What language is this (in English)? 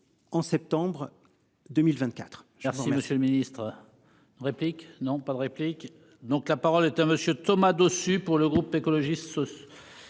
French